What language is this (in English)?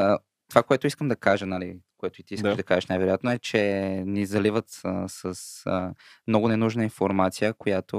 Bulgarian